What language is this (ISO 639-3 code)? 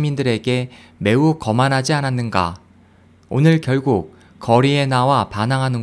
kor